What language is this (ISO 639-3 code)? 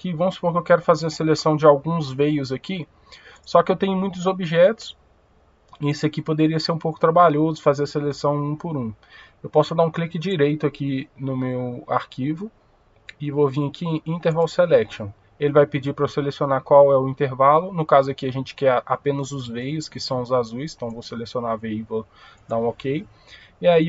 por